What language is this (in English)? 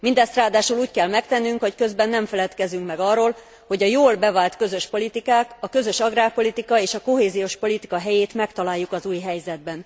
Hungarian